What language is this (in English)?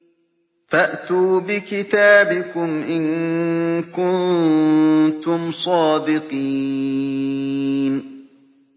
Arabic